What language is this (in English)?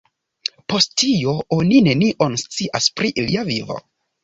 Esperanto